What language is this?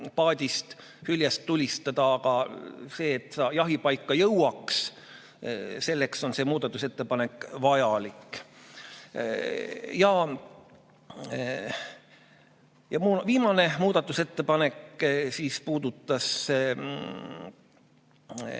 Estonian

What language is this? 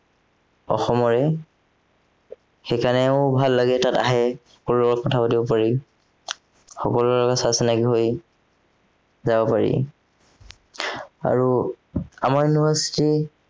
Assamese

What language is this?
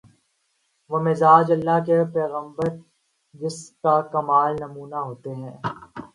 Urdu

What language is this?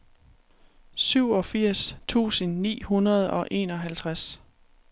Danish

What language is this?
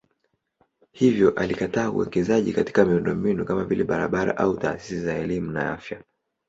Swahili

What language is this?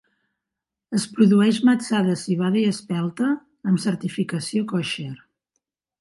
Catalan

